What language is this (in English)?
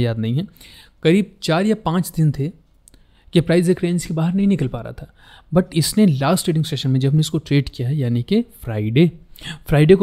Hindi